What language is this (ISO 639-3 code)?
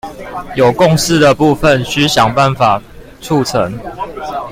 zho